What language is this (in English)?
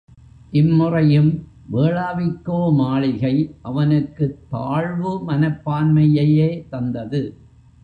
Tamil